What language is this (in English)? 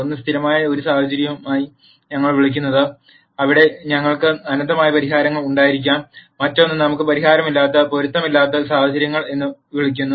Malayalam